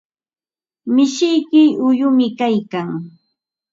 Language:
Ambo-Pasco Quechua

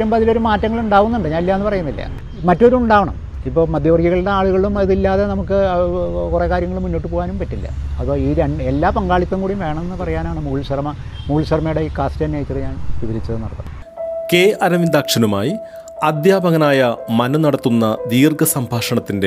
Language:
Malayalam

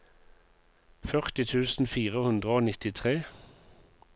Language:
Norwegian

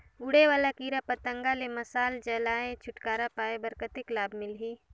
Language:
Chhattisgarhi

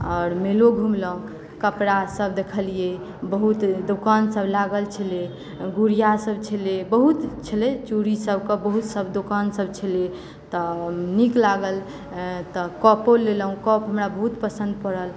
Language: Maithili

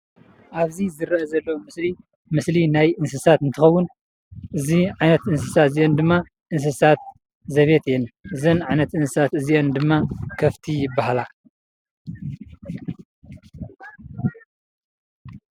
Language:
Tigrinya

